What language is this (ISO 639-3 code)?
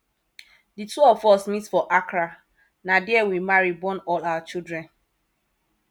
pcm